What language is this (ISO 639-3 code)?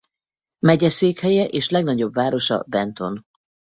hun